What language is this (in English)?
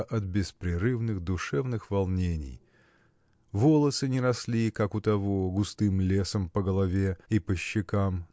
Russian